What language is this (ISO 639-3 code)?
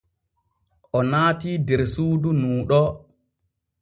fue